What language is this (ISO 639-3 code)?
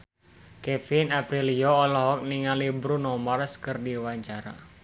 sun